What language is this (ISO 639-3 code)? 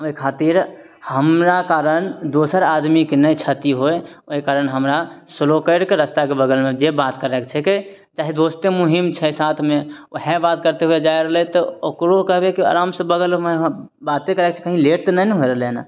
mai